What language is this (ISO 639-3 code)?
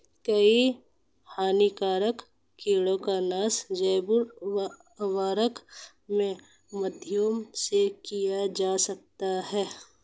hin